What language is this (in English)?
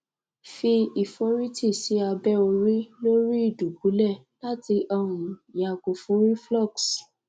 Yoruba